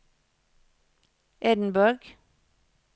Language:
Norwegian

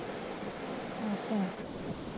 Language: Punjabi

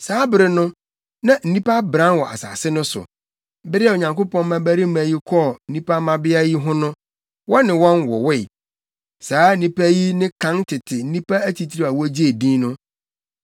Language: Akan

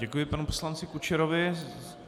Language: Czech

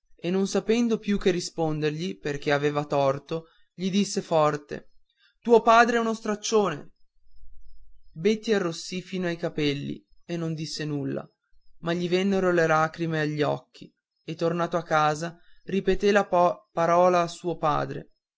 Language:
Italian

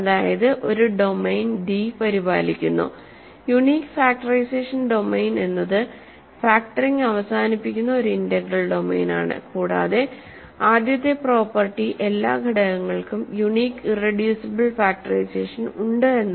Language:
Malayalam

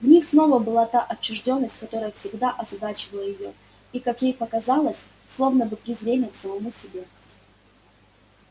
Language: Russian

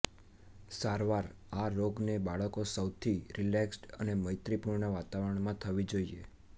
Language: Gujarati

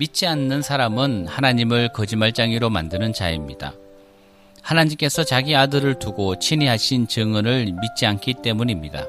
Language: Korean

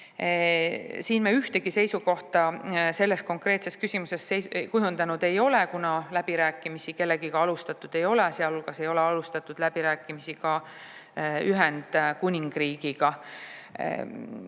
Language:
Estonian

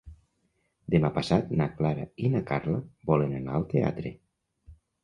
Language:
Catalan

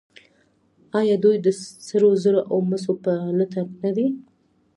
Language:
Pashto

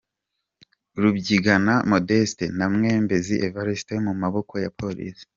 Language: Kinyarwanda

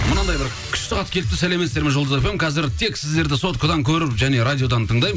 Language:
Kazakh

